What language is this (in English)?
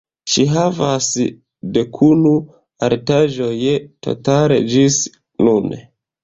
Esperanto